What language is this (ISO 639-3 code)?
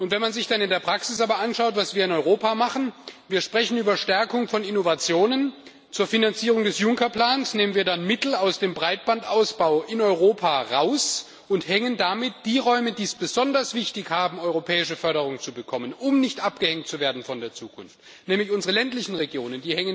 deu